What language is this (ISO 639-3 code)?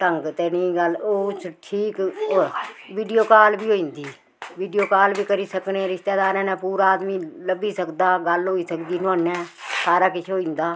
doi